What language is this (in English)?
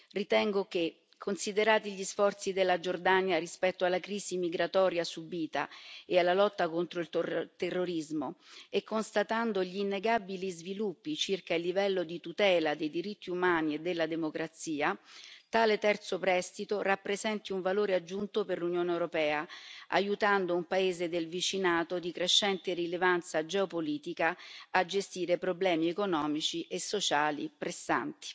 Italian